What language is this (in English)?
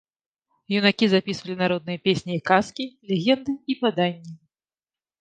Belarusian